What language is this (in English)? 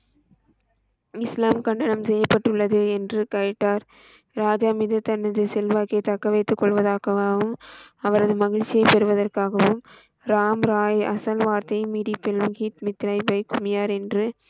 Tamil